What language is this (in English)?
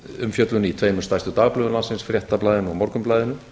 Icelandic